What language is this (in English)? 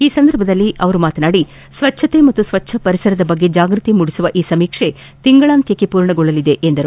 Kannada